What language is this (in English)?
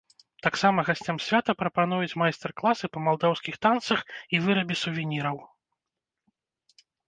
Belarusian